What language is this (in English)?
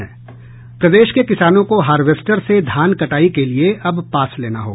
Hindi